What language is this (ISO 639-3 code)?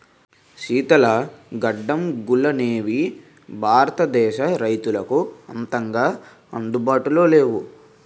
tel